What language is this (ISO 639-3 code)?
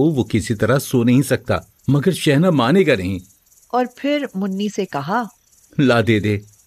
hin